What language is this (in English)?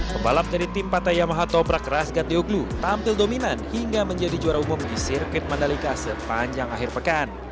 Indonesian